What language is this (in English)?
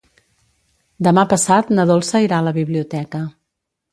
Catalan